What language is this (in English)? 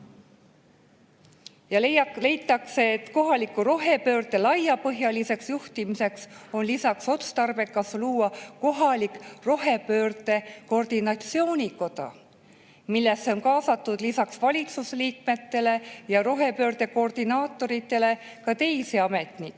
Estonian